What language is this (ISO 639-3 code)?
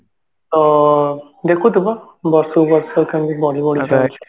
ori